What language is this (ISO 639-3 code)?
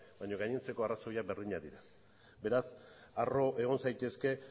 eus